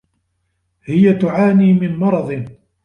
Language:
Arabic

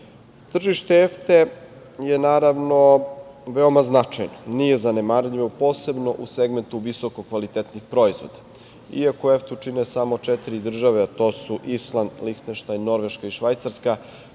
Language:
Serbian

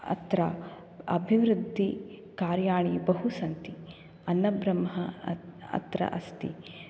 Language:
Sanskrit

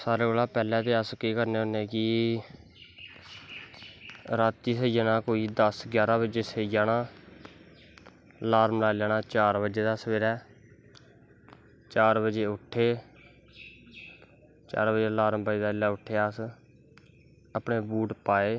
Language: Dogri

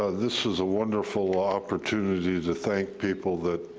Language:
English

